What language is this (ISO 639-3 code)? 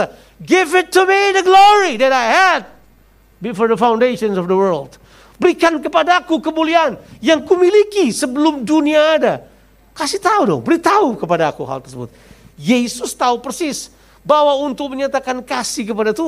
ind